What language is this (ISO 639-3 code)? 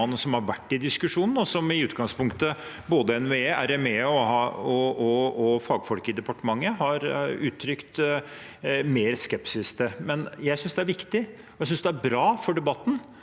nor